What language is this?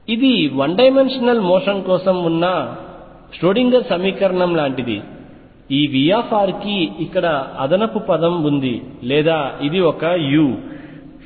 Telugu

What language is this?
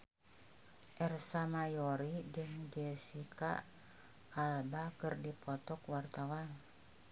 Sundanese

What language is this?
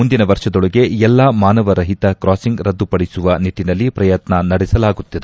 Kannada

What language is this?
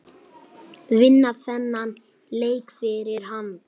Icelandic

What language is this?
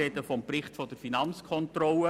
Swiss German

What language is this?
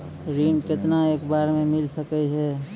Maithili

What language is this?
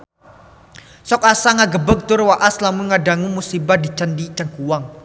Sundanese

